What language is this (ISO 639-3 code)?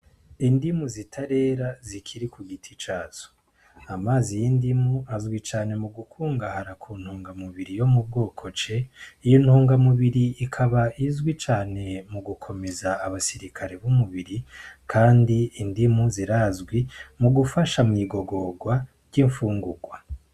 run